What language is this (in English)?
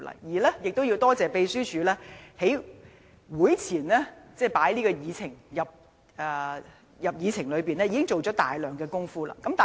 Cantonese